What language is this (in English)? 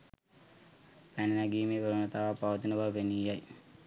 Sinhala